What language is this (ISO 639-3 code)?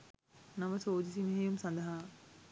sin